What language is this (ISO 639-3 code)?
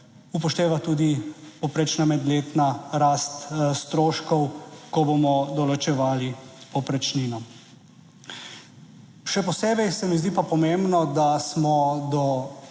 slv